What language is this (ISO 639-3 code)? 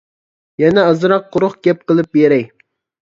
uig